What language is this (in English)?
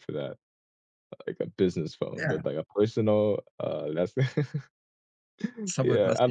English